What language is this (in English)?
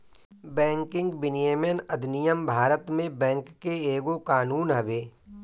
Bhojpuri